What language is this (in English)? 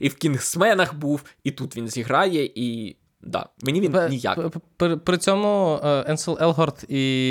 Ukrainian